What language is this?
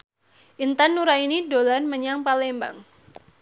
Javanese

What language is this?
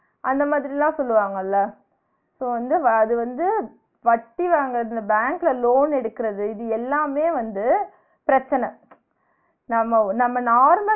Tamil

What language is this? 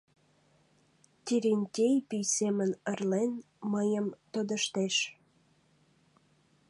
Mari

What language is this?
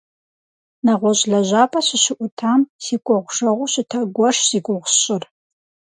Kabardian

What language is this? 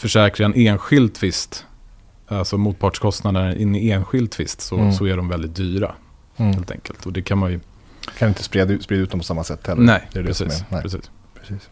Swedish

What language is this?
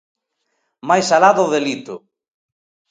Galician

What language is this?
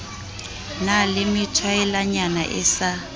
Southern Sotho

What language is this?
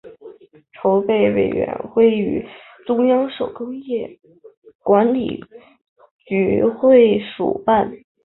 Chinese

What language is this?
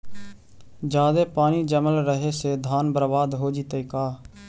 Magahi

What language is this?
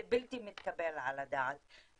Hebrew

